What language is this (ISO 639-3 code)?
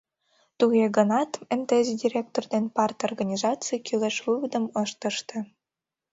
chm